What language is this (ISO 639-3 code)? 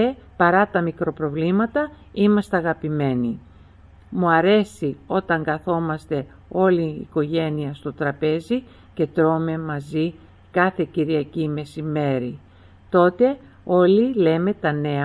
ell